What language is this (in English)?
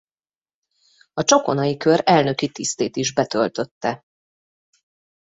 Hungarian